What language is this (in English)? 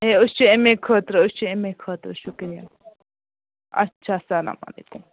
Kashmiri